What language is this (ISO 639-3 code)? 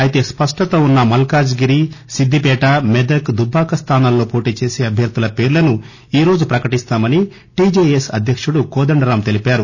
tel